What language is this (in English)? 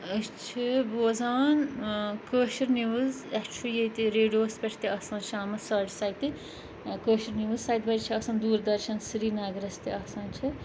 Kashmiri